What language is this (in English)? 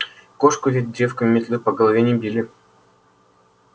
Russian